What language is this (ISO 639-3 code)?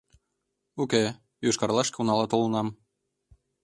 chm